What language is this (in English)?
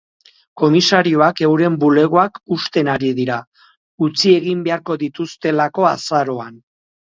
Basque